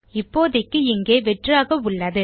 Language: Tamil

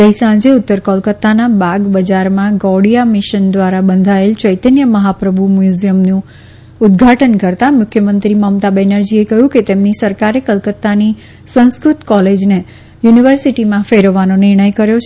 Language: Gujarati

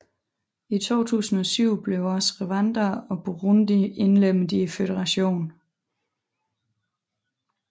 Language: Danish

